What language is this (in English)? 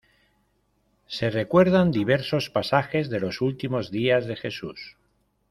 Spanish